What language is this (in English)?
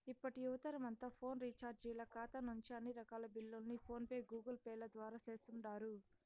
Telugu